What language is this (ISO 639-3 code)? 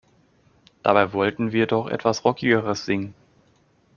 deu